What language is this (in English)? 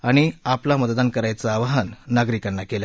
Marathi